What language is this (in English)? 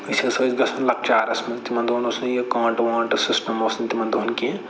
Kashmiri